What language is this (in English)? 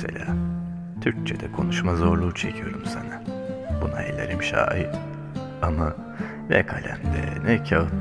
Turkish